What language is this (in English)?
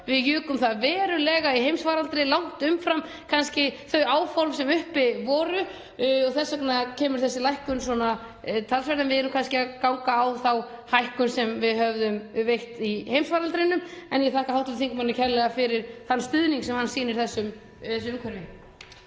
Icelandic